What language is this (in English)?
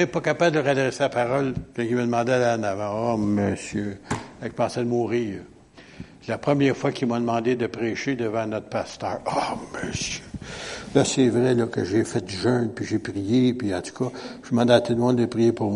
French